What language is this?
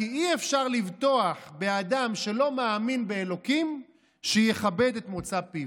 Hebrew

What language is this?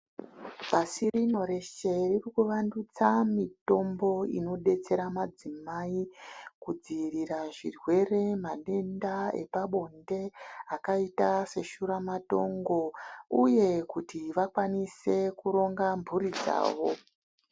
Ndau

